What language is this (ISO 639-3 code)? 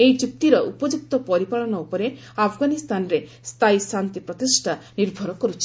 ori